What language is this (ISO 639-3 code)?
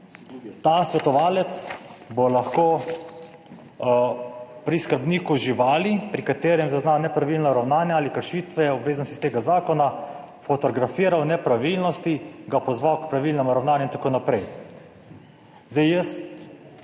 slv